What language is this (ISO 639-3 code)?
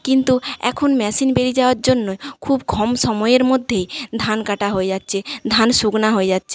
ben